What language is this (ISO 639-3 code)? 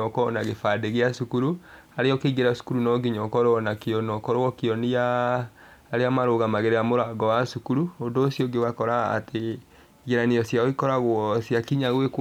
kik